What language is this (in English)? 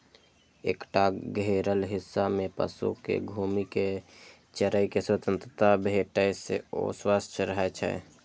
Maithili